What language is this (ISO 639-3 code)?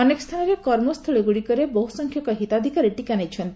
ori